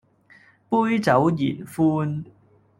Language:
Cantonese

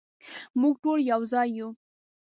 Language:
Pashto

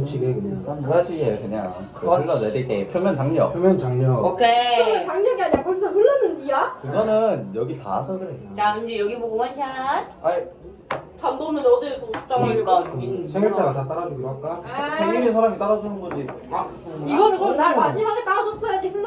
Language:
Korean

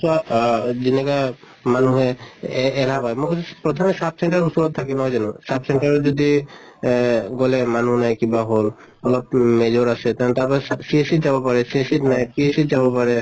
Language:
Assamese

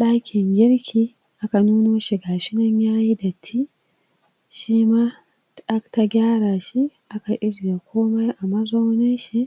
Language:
Hausa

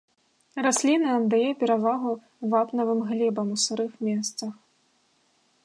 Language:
Belarusian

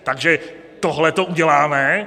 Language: Czech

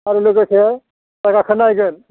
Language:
Bodo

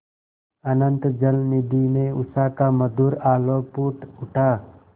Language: Hindi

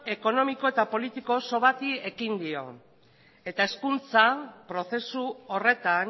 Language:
Basque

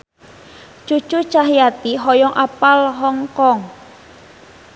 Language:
Sundanese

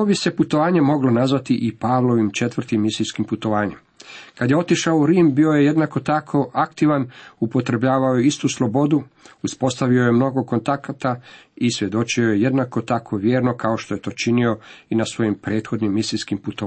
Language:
Croatian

